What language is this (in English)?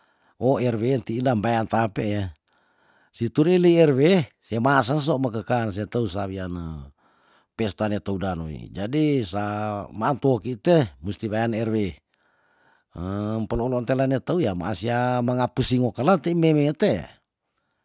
Tondano